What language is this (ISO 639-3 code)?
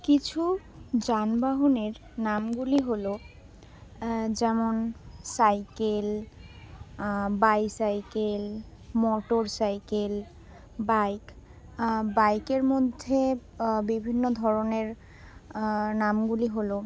ben